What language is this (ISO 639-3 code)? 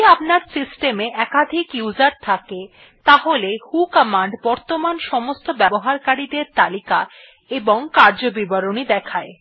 ben